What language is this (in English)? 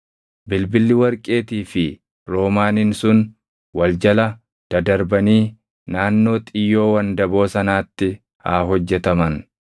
Oromo